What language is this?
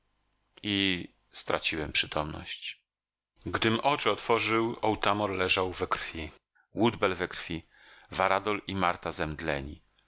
Polish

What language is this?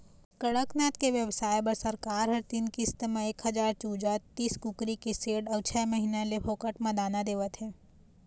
Chhattisgarhi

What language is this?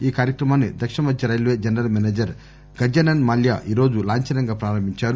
Telugu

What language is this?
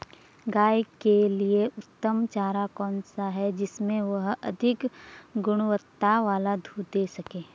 Hindi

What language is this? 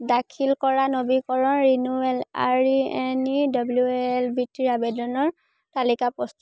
Assamese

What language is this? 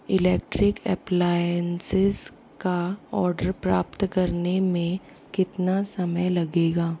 Hindi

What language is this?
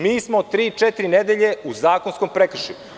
Serbian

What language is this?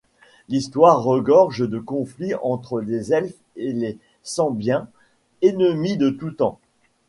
French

